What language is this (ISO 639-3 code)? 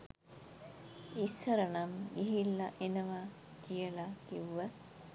sin